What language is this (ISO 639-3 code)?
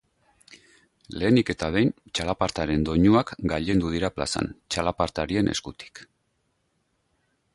eus